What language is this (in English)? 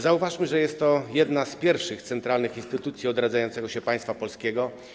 Polish